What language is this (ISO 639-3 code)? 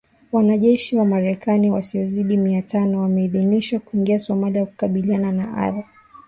swa